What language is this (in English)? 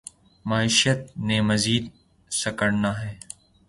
Urdu